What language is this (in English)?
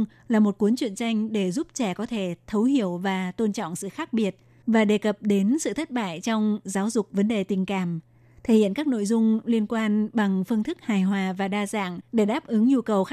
Vietnamese